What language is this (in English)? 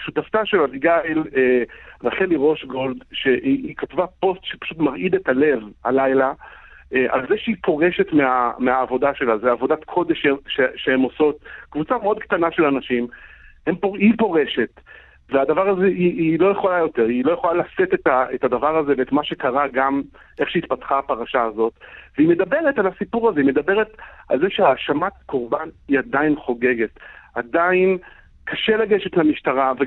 Hebrew